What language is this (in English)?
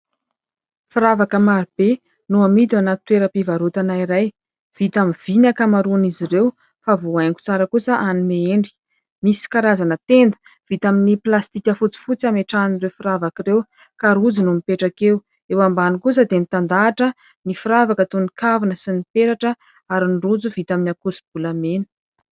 Malagasy